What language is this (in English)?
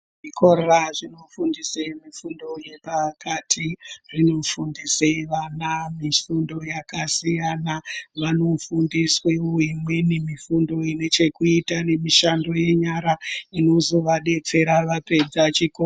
Ndau